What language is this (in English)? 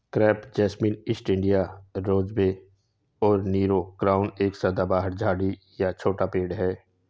Hindi